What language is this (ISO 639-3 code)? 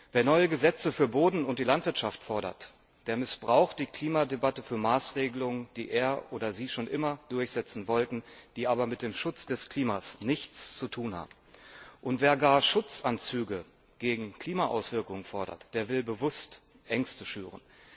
deu